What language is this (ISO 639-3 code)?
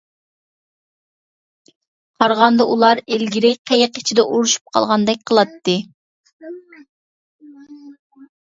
uig